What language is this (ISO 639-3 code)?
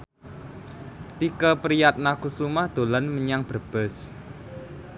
jav